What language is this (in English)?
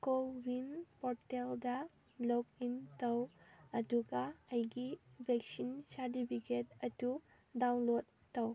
Manipuri